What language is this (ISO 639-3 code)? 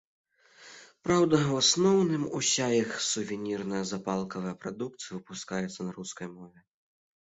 bel